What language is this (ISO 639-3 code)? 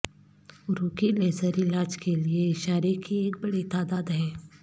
urd